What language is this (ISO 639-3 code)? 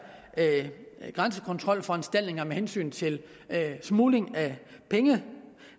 dan